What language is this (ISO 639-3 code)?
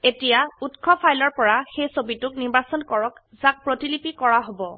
asm